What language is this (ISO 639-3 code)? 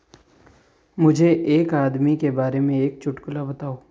hin